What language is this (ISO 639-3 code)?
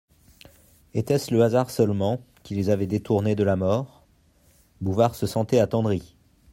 fra